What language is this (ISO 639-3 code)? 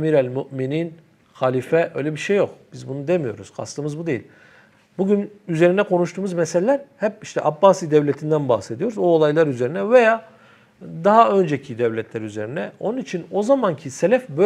tur